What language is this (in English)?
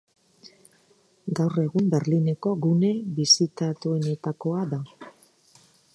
Basque